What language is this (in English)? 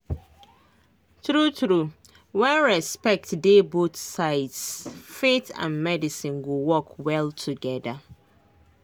Nigerian Pidgin